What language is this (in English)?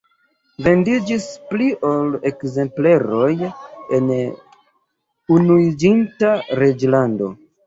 Esperanto